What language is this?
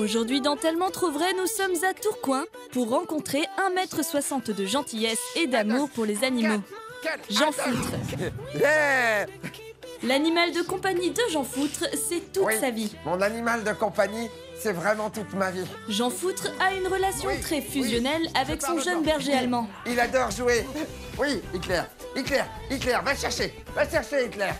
French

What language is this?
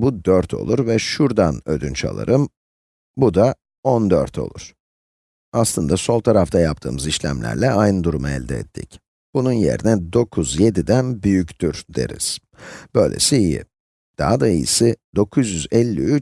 Turkish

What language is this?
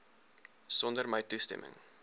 Afrikaans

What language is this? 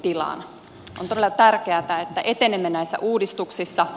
Finnish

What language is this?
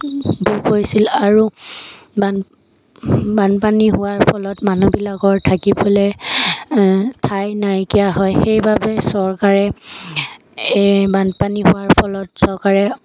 Assamese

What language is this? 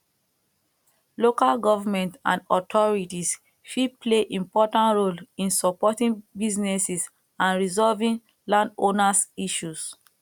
Nigerian Pidgin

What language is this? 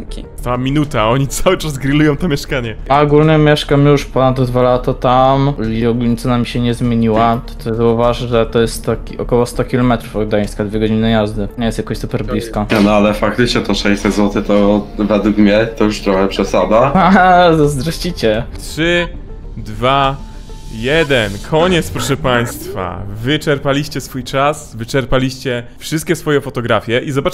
Polish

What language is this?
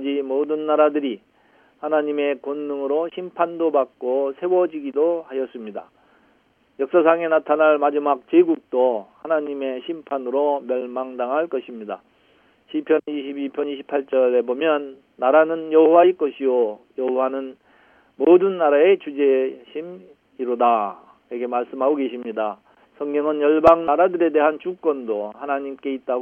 Korean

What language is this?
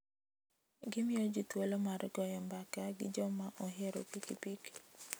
Luo (Kenya and Tanzania)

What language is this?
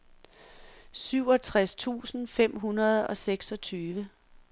Danish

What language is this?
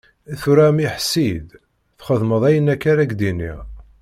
Kabyle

